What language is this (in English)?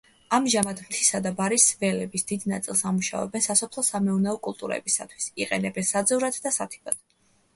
Georgian